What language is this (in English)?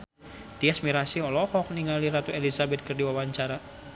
Sundanese